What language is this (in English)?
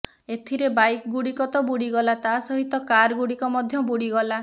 Odia